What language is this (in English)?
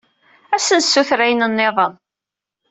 Kabyle